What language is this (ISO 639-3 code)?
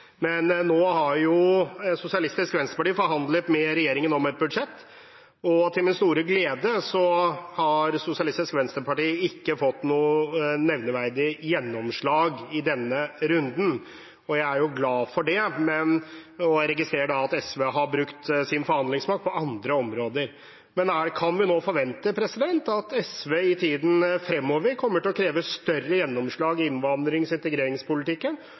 nob